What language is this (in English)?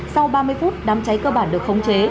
Vietnamese